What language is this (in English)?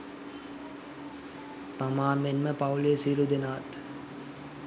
Sinhala